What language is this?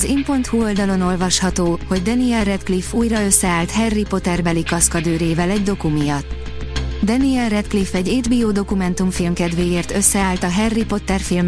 Hungarian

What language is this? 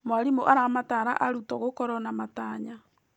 Kikuyu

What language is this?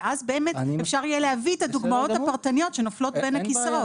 Hebrew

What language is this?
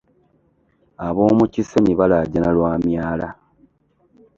Ganda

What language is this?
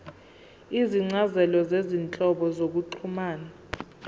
Zulu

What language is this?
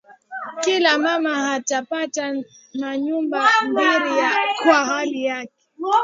Swahili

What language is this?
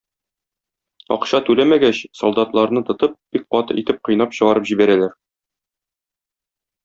Tatar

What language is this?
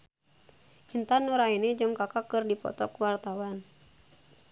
Sundanese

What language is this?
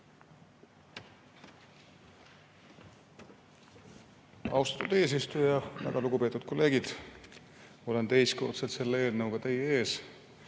Estonian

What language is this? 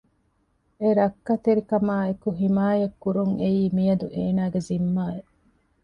Divehi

